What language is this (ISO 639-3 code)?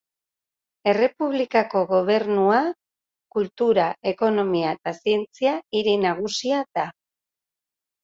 eus